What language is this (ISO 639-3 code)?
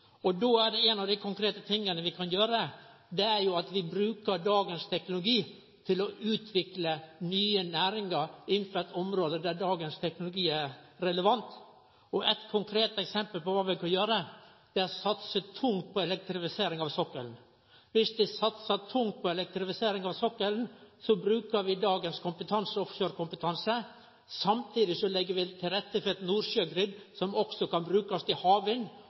nno